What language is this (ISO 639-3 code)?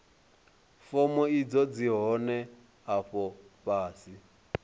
ven